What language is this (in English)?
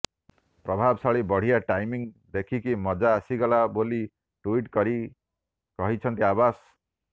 Odia